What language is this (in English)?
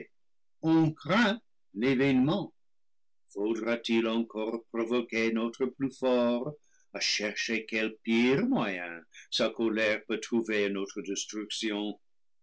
French